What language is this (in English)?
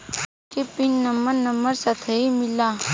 Bhojpuri